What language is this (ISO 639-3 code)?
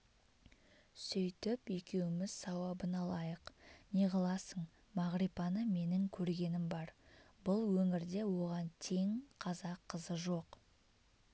kaz